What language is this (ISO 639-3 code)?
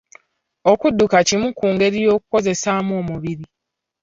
lug